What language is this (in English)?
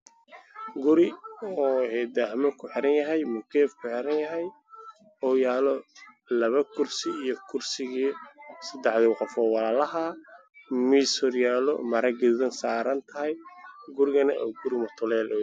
Somali